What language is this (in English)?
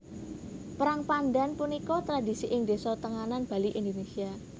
Javanese